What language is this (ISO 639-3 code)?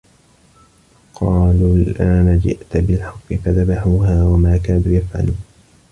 ara